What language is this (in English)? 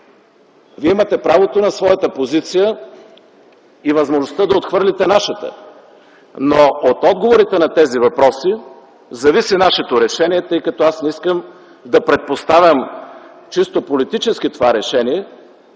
Bulgarian